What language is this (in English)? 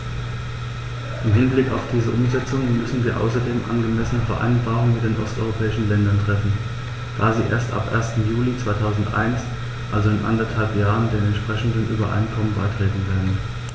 German